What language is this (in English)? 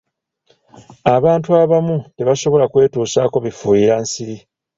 Ganda